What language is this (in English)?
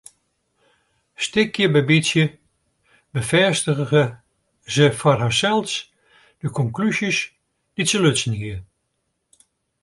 Western Frisian